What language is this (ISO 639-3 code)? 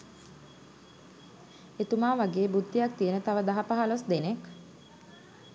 sin